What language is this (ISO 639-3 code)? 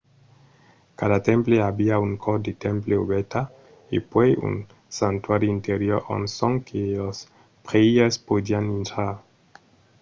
oci